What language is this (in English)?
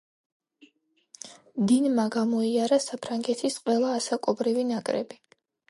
Georgian